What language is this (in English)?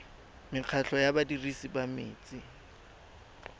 Tswana